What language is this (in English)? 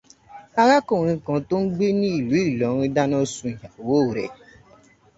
Yoruba